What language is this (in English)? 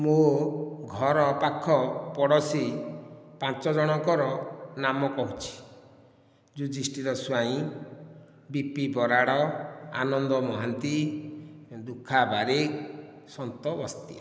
Odia